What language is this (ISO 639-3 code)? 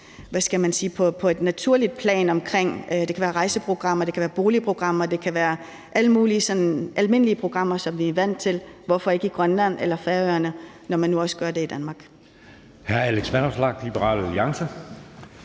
dan